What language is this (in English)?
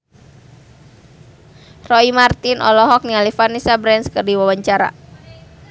Sundanese